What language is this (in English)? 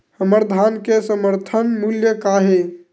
Chhattisgarhi